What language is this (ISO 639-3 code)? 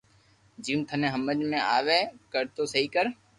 lrk